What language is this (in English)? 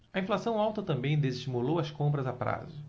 Portuguese